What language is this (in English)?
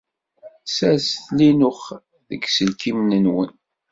Kabyle